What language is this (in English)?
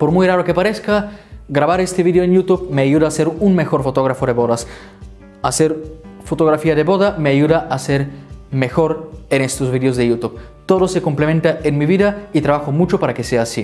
Spanish